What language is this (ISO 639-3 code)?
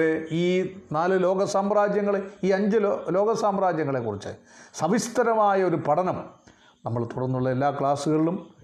mal